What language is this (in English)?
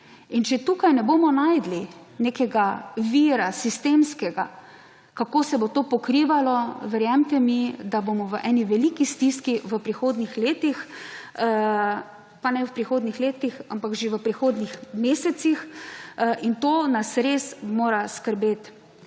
Slovenian